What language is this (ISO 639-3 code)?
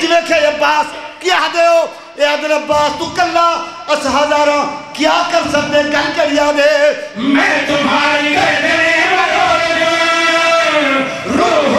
ara